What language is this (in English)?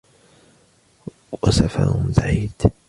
Arabic